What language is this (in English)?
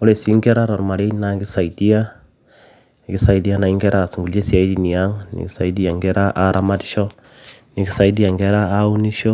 Masai